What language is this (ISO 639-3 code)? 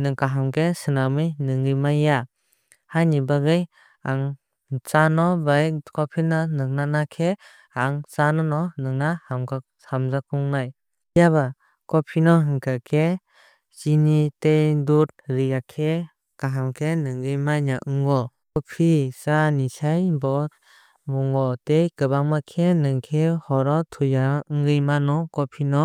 trp